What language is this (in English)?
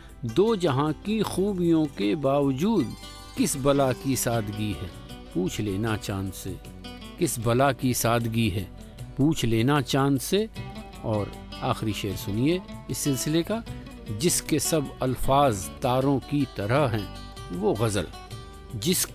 Romanian